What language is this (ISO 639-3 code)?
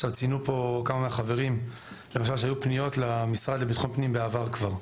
heb